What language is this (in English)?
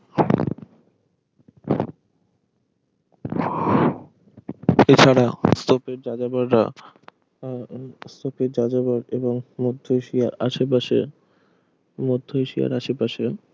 Bangla